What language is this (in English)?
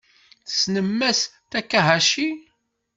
Kabyle